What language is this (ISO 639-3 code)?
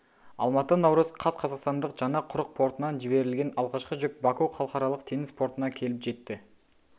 kaz